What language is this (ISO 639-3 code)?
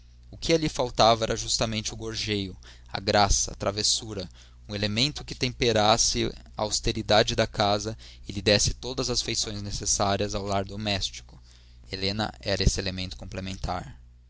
por